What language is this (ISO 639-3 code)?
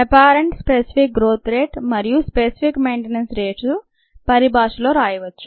tel